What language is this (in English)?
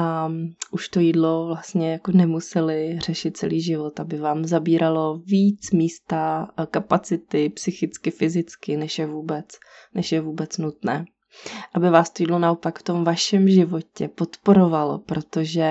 Czech